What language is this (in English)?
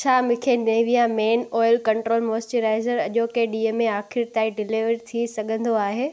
Sindhi